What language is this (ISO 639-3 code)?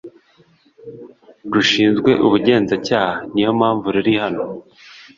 kin